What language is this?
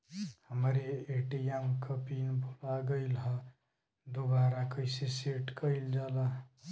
Bhojpuri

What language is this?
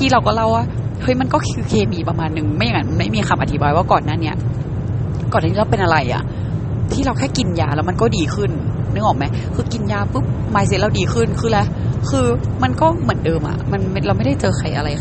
Thai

